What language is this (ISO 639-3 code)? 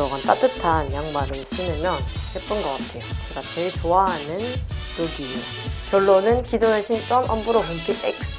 kor